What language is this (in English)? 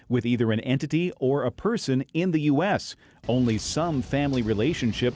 Indonesian